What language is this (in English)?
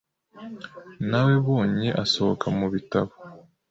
Kinyarwanda